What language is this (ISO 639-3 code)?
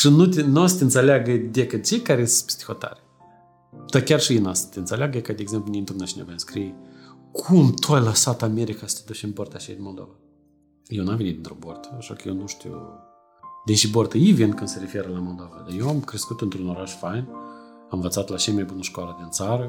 ron